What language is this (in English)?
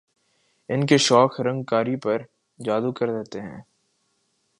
Urdu